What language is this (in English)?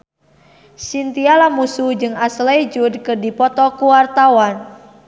Sundanese